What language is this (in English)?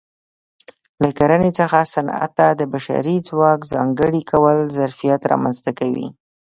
Pashto